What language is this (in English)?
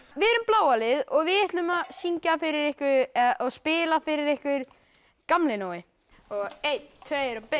Icelandic